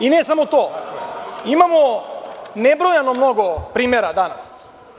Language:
Serbian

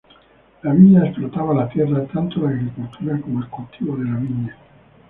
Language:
Spanish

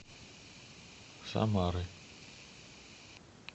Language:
Russian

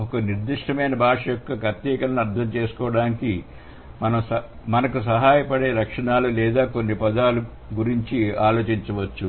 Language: Telugu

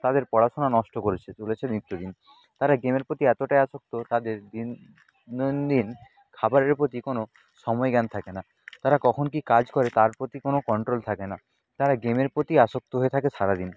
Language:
Bangla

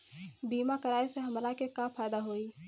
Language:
Bhojpuri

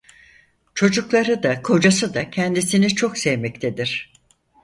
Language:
Turkish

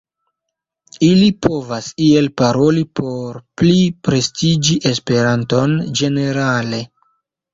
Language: Esperanto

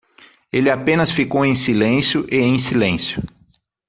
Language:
Portuguese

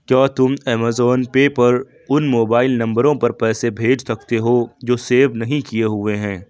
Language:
Urdu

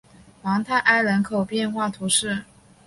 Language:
Chinese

